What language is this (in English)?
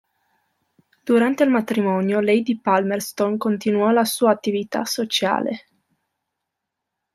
Italian